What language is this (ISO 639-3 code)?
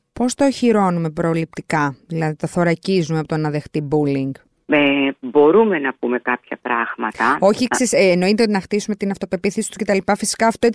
ell